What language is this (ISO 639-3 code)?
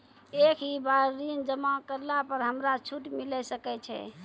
mai